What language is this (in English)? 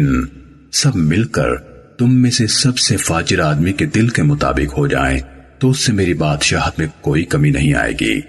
Urdu